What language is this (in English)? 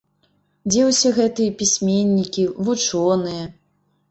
Belarusian